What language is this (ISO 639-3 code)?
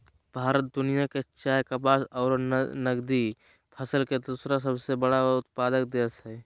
mag